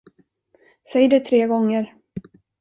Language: Swedish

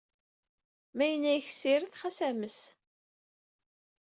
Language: Kabyle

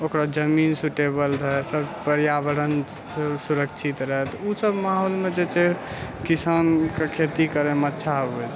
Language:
Maithili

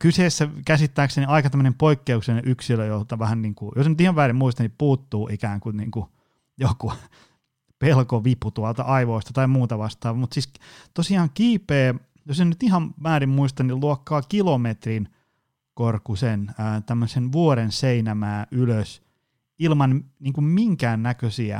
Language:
Finnish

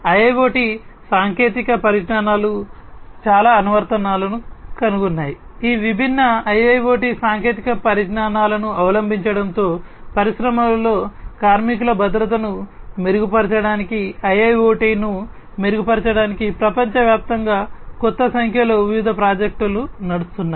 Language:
Telugu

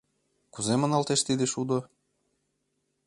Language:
Mari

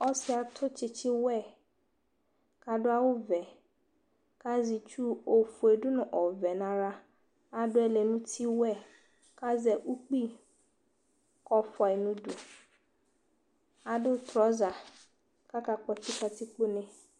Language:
Ikposo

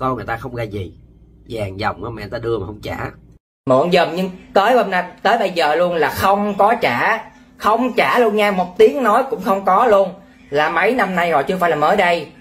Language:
Vietnamese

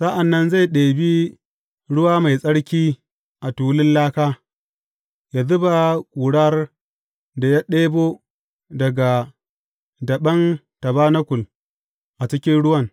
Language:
Hausa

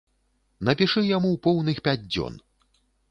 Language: Belarusian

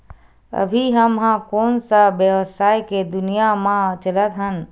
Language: Chhattisgarhi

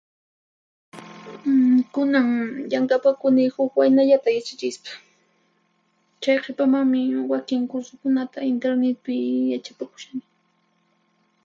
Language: Puno Quechua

